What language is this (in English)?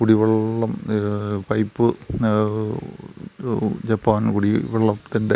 Malayalam